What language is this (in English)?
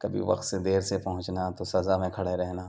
Urdu